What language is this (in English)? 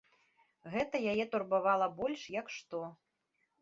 Belarusian